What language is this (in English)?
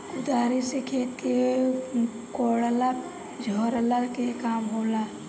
Bhojpuri